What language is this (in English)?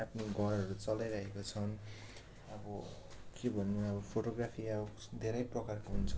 Nepali